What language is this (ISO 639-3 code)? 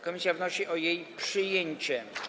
pol